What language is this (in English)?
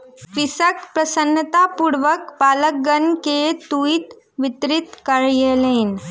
Maithili